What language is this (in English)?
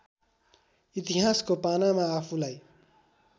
Nepali